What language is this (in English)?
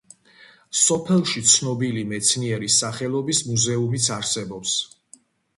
Georgian